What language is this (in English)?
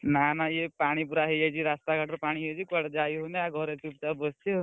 Odia